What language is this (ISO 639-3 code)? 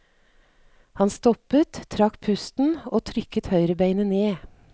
nor